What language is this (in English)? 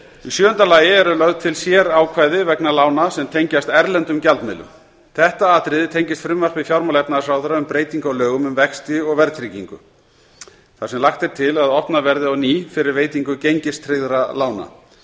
Icelandic